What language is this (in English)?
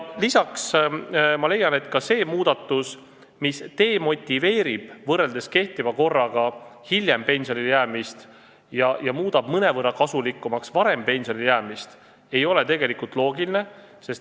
Estonian